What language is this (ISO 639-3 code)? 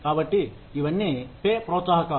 tel